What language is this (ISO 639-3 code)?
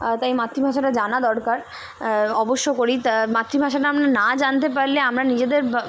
ben